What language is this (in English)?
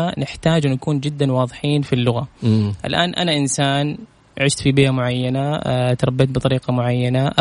Arabic